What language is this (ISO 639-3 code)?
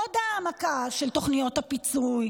heb